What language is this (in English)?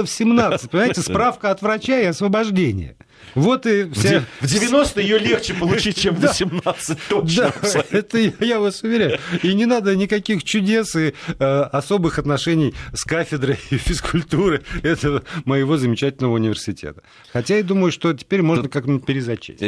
Russian